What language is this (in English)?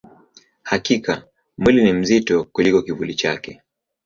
Swahili